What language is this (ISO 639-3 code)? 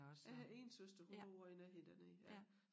dan